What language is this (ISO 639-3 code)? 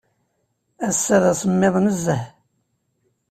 kab